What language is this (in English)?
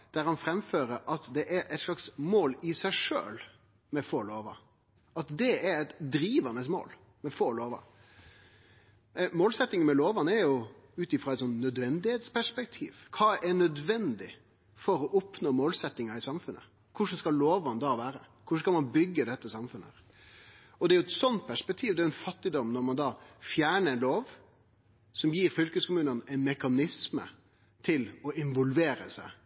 Norwegian Nynorsk